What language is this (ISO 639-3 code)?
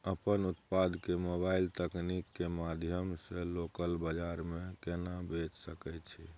mai